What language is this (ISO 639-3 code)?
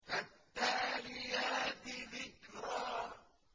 ara